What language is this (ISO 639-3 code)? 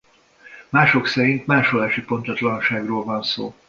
hun